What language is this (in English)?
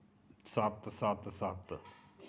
Dogri